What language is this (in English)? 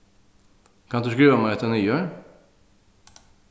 Faroese